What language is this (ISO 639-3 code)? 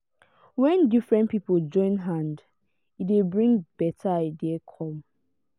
pcm